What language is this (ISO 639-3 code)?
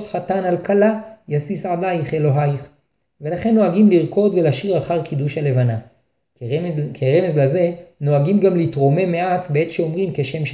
heb